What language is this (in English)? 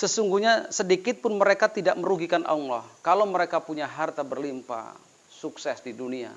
Indonesian